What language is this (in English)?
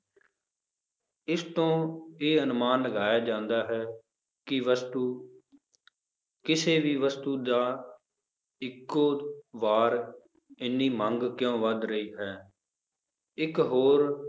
Punjabi